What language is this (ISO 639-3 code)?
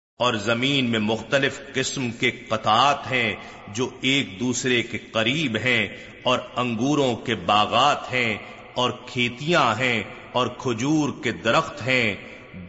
urd